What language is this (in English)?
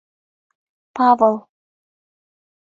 Mari